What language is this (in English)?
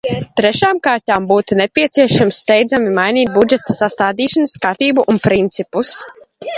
Latvian